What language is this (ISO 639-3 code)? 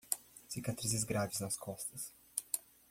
por